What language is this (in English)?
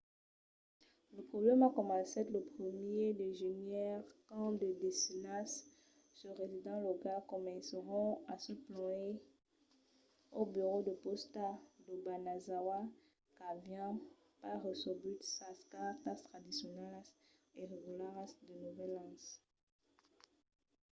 Occitan